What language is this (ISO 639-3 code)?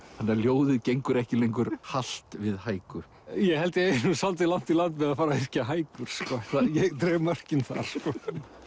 isl